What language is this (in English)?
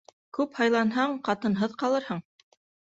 Bashkir